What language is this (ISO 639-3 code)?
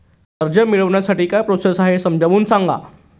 mar